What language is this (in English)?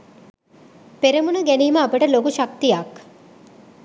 Sinhala